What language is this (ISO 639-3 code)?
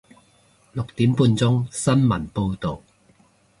yue